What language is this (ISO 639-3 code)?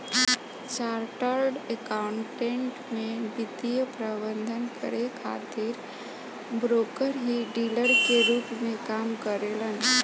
bho